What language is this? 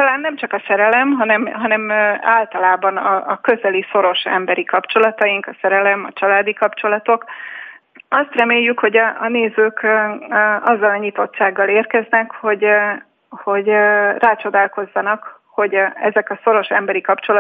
Hungarian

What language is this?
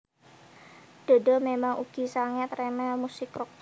Javanese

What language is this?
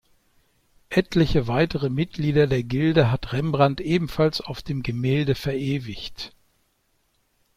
German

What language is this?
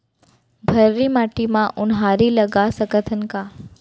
Chhattisgarhi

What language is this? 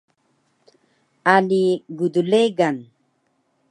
Taroko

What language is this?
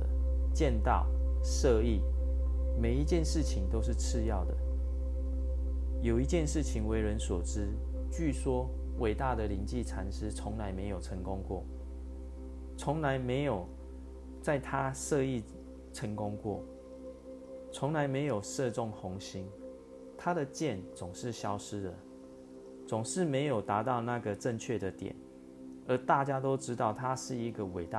Chinese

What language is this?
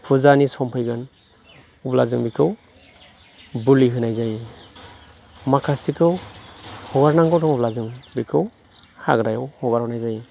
Bodo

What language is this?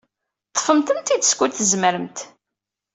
Kabyle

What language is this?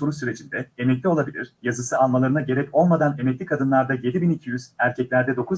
Turkish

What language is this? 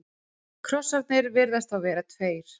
Icelandic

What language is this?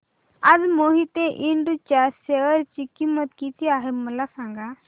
Marathi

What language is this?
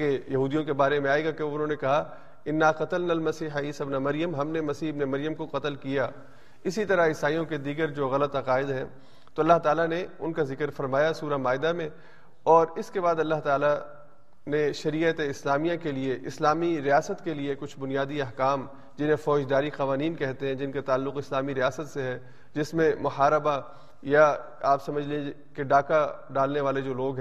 Urdu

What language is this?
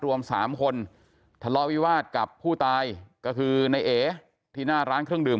Thai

